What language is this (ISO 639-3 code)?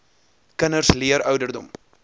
afr